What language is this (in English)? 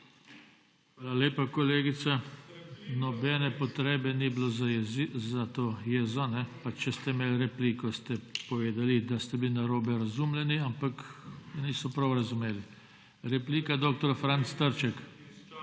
Slovenian